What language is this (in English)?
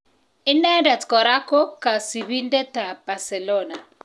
Kalenjin